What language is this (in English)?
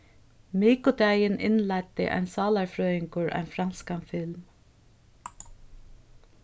Faroese